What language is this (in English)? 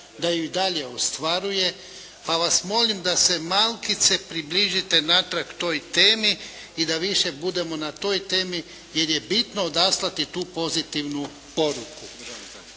Croatian